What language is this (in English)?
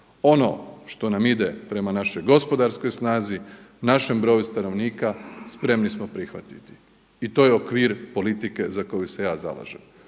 Croatian